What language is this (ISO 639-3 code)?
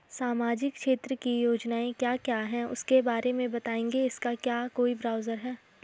hin